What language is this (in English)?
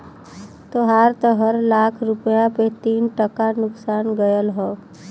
Bhojpuri